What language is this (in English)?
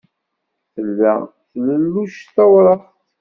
Kabyle